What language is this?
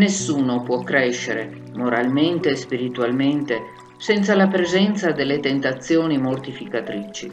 Italian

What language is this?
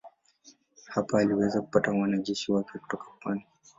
Swahili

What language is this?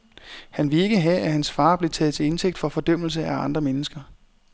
Danish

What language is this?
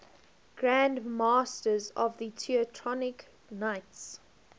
English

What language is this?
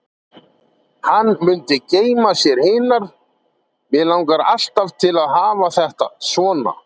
Icelandic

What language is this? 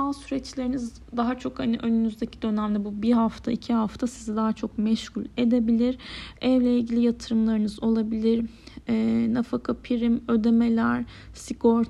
Turkish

